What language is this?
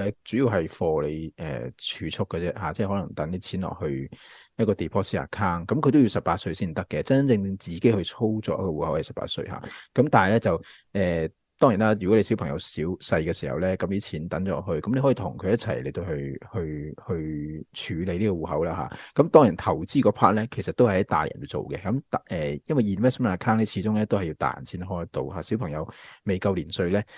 Chinese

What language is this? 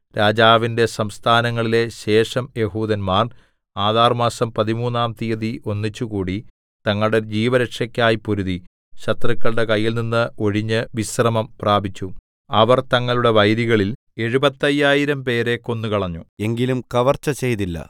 Malayalam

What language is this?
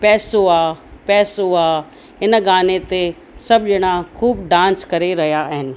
Sindhi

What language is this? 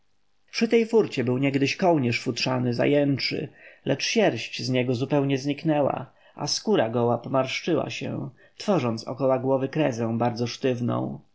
Polish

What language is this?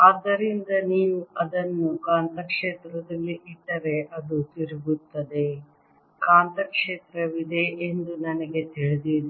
Kannada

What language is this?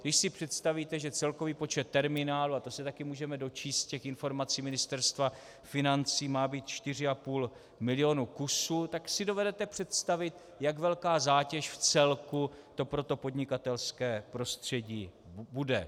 Czech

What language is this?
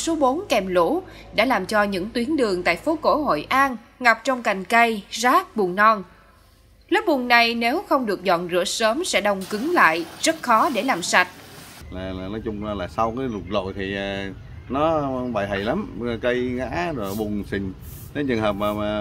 Vietnamese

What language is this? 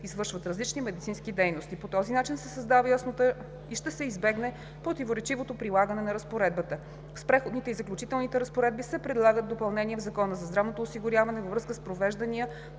Bulgarian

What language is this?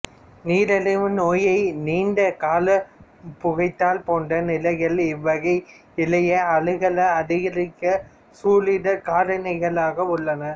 Tamil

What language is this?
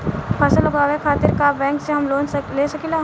Bhojpuri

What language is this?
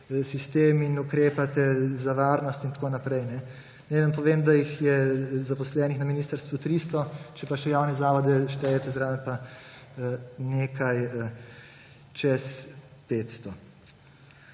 Slovenian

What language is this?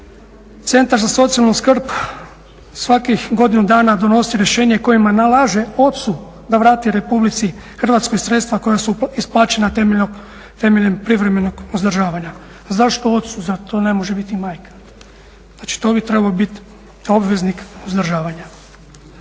Croatian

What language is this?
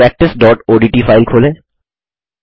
Hindi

